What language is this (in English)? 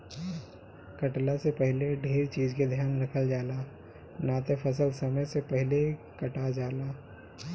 Bhojpuri